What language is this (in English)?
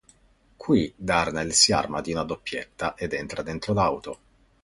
Italian